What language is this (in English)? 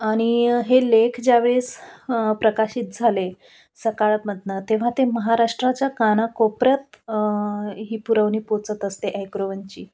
Marathi